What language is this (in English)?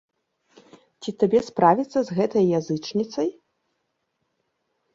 Belarusian